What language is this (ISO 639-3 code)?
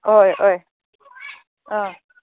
mni